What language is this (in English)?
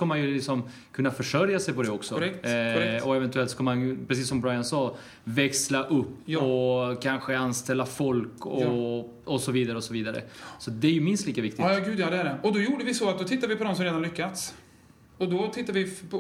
Swedish